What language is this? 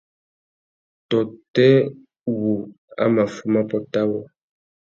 Tuki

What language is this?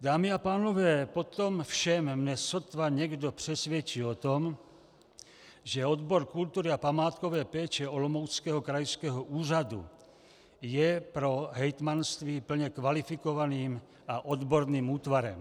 Czech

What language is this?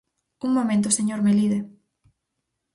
Galician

